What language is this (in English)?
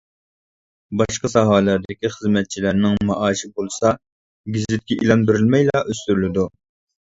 Uyghur